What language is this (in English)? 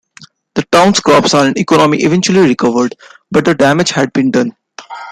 English